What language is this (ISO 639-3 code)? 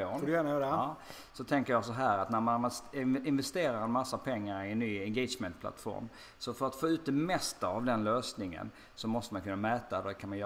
swe